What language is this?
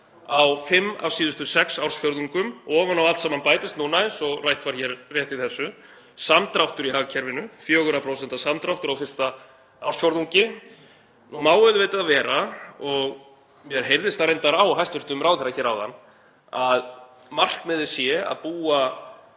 Icelandic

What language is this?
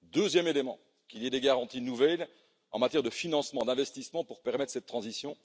French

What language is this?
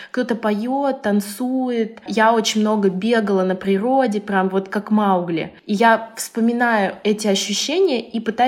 Russian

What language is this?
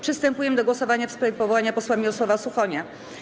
Polish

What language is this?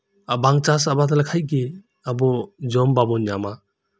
Santali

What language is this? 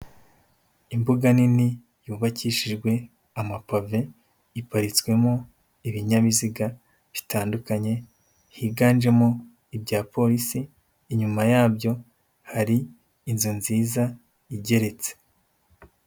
Kinyarwanda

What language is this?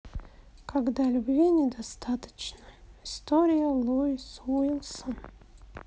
Russian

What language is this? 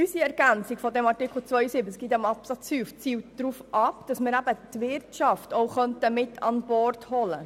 Swiss German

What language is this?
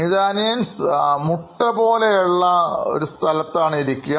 Malayalam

